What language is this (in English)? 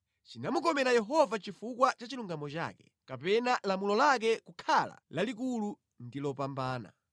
Nyanja